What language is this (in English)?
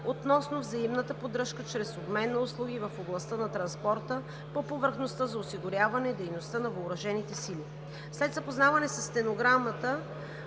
Bulgarian